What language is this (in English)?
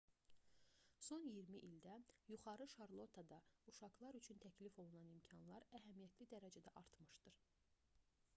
Azerbaijani